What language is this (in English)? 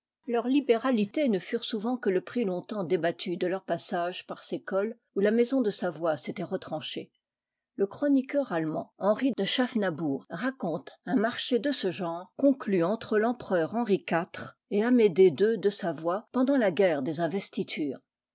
French